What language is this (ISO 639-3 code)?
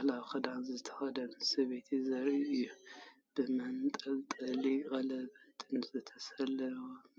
tir